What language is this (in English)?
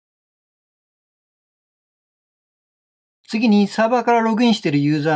Japanese